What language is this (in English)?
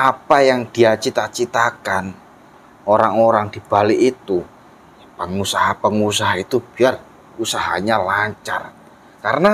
Indonesian